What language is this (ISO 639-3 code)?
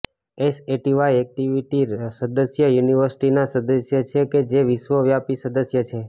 guj